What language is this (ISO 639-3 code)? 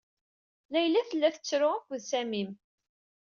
kab